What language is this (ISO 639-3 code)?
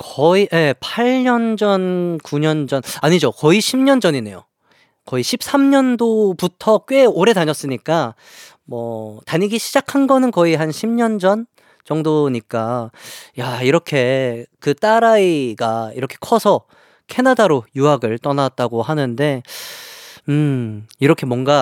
kor